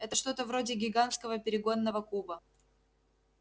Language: Russian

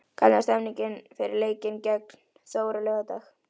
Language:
Icelandic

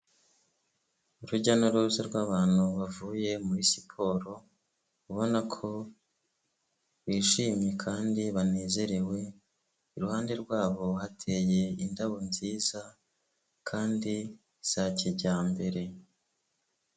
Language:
Kinyarwanda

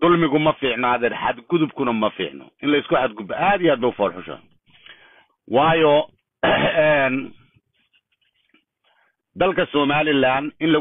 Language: Arabic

